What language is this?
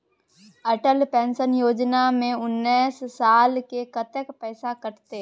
Maithili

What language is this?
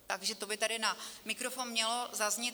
Czech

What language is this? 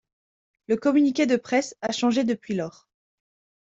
French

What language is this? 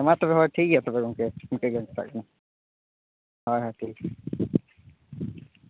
Santali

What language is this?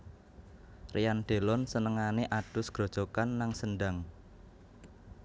Javanese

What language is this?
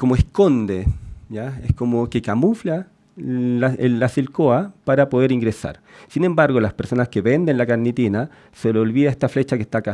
Spanish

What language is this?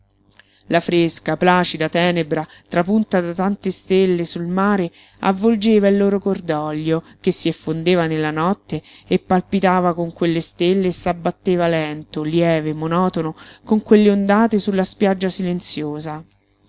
Italian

